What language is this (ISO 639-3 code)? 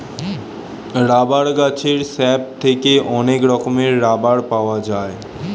ben